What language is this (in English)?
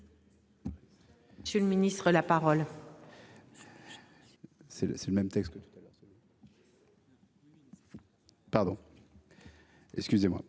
French